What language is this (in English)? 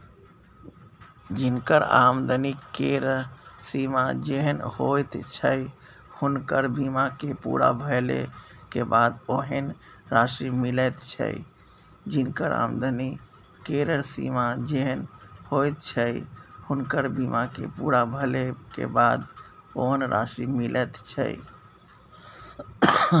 Maithili